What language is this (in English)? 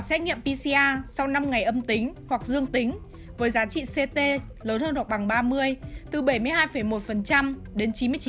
Vietnamese